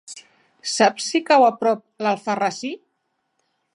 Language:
Catalan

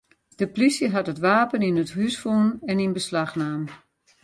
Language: Western Frisian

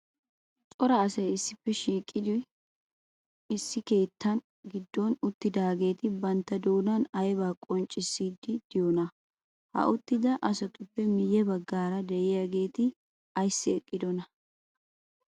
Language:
Wolaytta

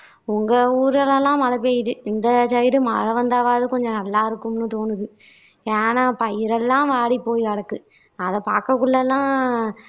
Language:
Tamil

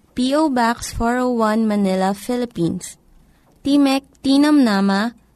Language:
Filipino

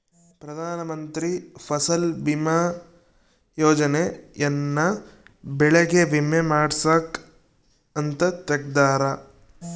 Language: Kannada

